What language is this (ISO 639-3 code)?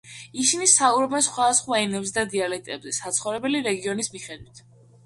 kat